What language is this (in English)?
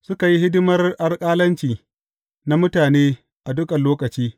Hausa